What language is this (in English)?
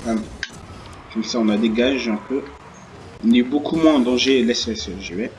French